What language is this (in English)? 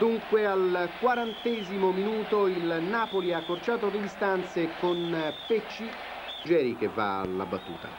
Italian